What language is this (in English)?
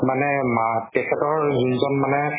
Assamese